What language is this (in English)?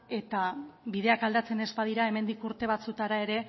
Basque